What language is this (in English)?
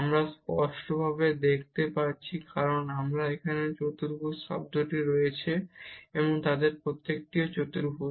Bangla